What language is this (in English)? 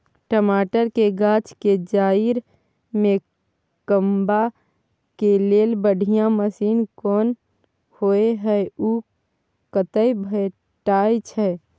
Maithili